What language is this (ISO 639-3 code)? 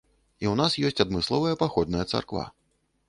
bel